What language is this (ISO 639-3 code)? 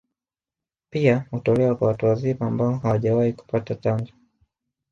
swa